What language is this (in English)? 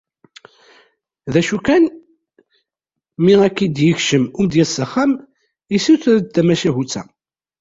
Kabyle